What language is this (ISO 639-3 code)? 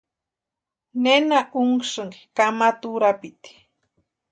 pua